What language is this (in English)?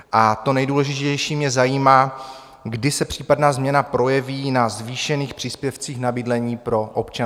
Czech